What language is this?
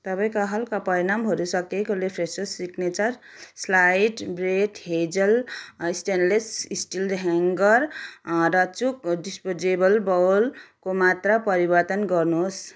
Nepali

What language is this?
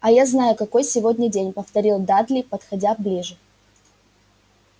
Russian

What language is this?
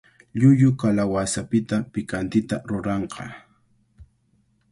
Cajatambo North Lima Quechua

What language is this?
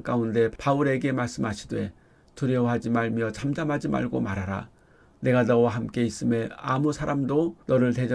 Korean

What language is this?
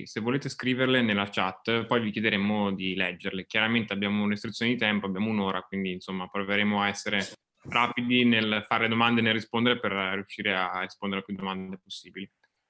Italian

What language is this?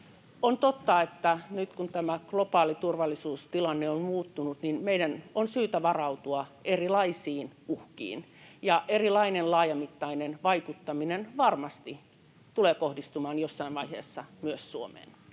Finnish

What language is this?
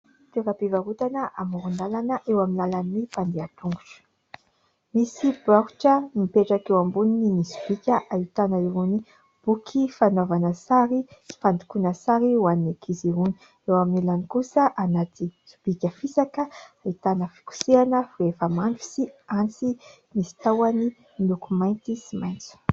Malagasy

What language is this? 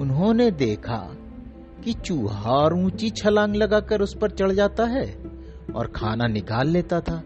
Hindi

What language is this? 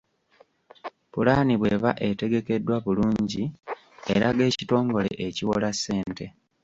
Ganda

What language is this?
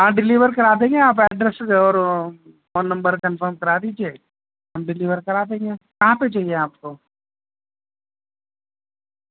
Urdu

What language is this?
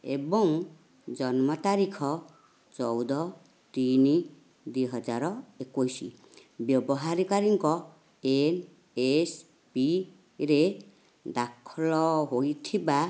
Odia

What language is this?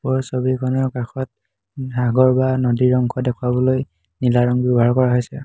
Assamese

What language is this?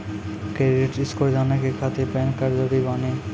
Maithili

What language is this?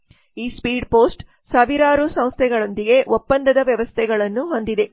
Kannada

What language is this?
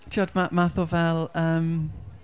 Welsh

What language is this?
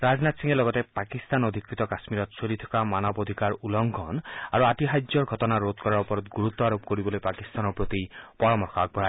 Assamese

